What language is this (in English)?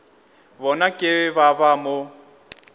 Northern Sotho